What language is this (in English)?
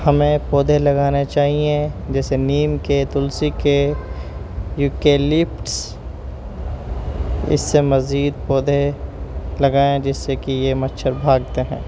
Urdu